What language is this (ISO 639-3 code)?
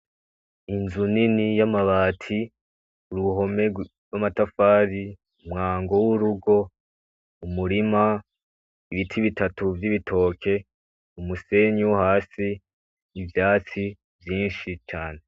run